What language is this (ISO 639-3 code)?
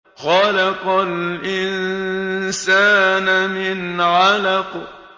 ara